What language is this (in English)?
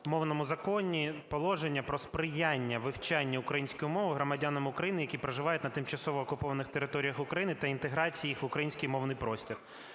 Ukrainian